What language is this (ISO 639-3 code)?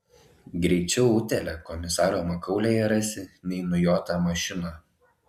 lit